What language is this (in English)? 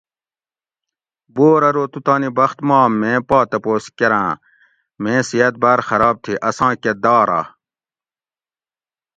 Gawri